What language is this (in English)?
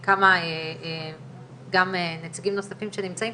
Hebrew